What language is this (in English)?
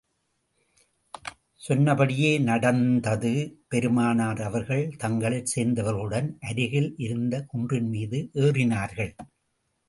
Tamil